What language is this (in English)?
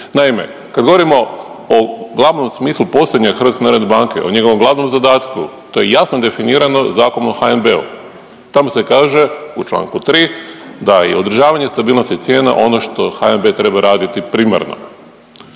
Croatian